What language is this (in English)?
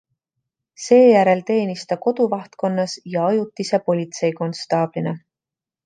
Estonian